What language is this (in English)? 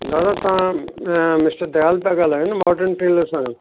Sindhi